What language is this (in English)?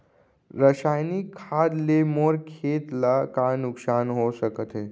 Chhattisgarhi